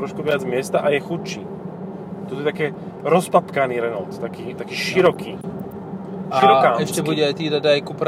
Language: Slovak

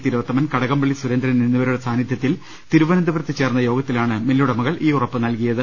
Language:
Malayalam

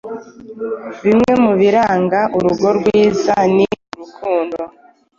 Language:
Kinyarwanda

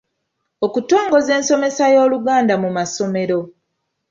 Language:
Ganda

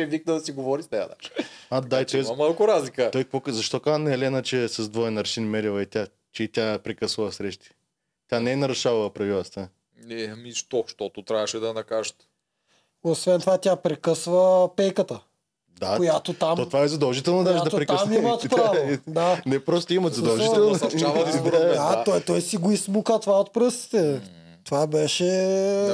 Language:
Bulgarian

